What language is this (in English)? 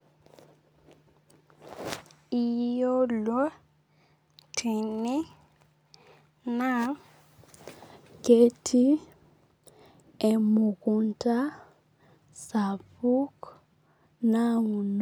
Masai